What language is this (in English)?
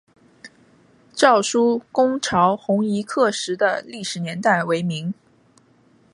Chinese